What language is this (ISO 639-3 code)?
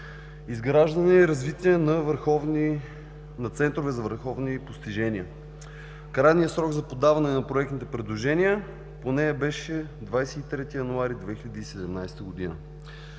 bul